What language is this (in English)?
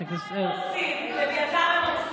Hebrew